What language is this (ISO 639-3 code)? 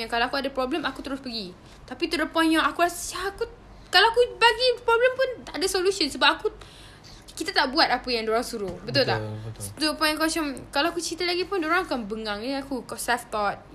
msa